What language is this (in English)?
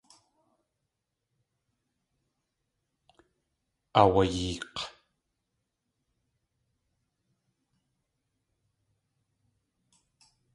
Tlingit